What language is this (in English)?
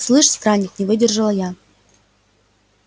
Russian